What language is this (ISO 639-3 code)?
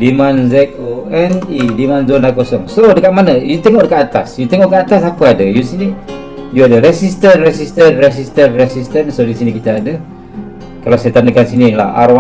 msa